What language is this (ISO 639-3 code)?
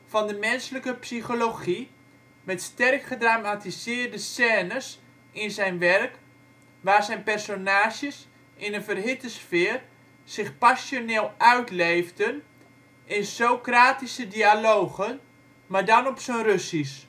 nld